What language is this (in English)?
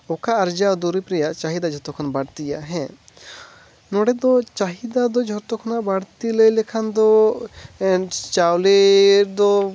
Santali